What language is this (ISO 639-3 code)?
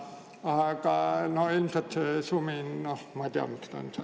est